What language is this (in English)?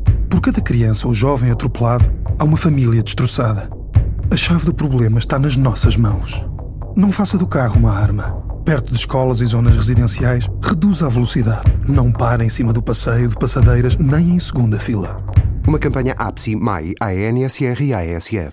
Portuguese